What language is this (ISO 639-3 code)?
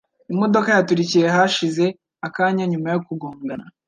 kin